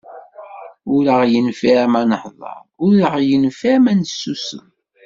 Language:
Kabyle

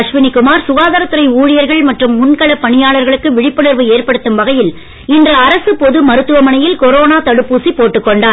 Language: Tamil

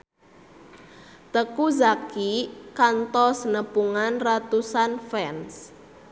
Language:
Sundanese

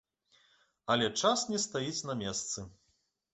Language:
Belarusian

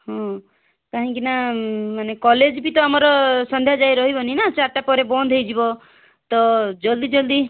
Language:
Odia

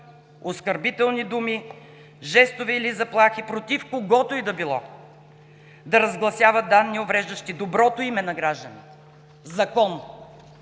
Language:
Bulgarian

